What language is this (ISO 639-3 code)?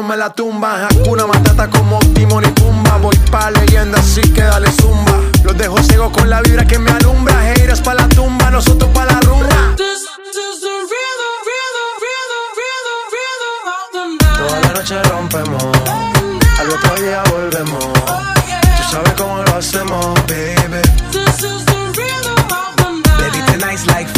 spa